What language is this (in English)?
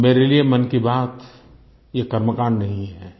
Hindi